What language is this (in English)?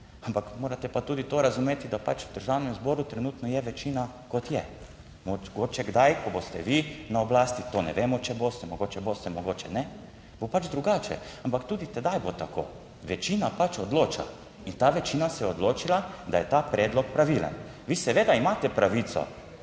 Slovenian